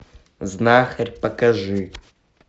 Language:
Russian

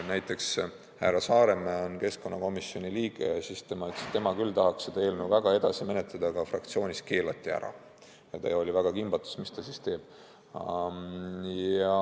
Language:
Estonian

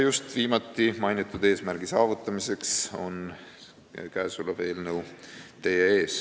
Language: Estonian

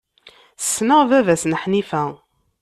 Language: Kabyle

